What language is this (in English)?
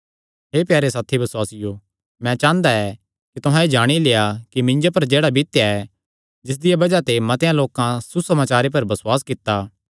Kangri